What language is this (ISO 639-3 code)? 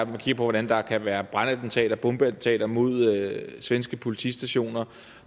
dan